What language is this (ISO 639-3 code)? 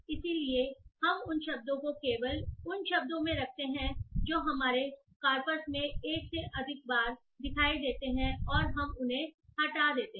hin